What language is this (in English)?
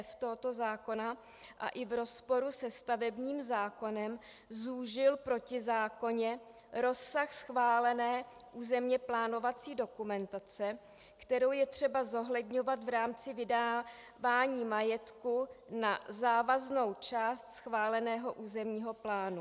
Czech